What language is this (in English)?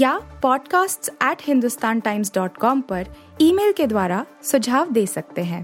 Hindi